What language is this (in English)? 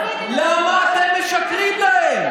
Hebrew